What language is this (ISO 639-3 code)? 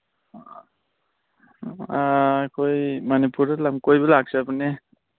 mni